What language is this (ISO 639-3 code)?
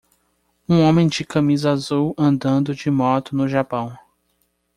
por